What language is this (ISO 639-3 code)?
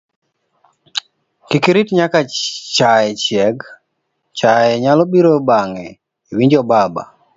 luo